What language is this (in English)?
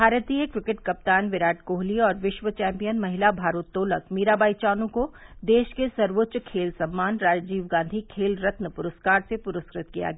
Hindi